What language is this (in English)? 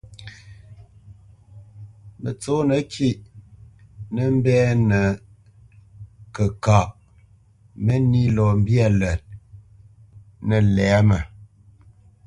Bamenyam